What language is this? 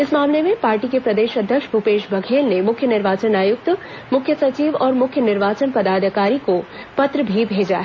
Hindi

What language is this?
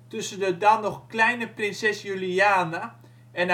Dutch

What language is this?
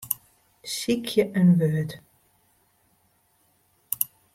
Western Frisian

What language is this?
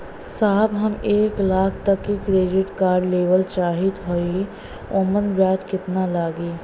Bhojpuri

